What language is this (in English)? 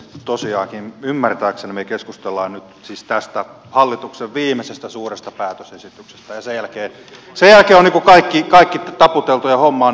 Finnish